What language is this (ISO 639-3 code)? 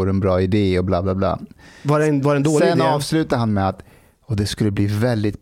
swe